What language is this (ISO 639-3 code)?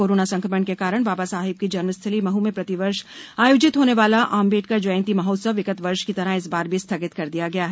hin